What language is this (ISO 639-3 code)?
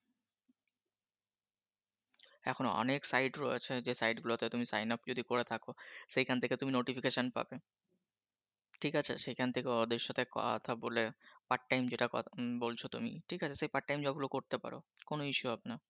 ben